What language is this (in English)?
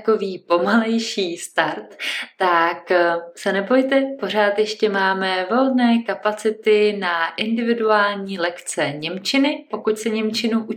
Czech